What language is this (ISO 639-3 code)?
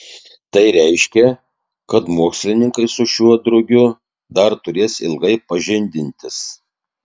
lit